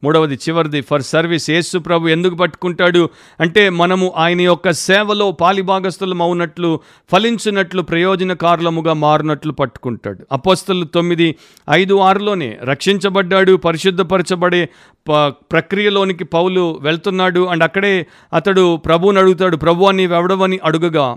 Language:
Telugu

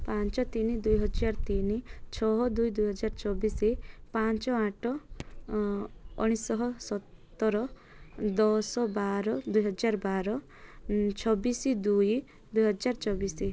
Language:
Odia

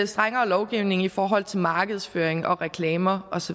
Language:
Danish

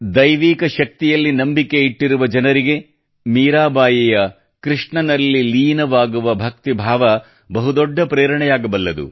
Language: Kannada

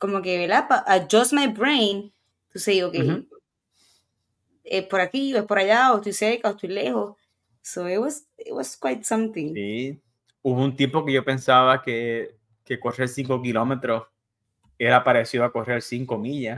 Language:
Spanish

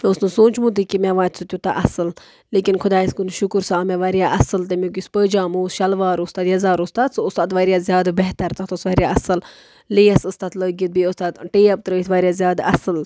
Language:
Kashmiri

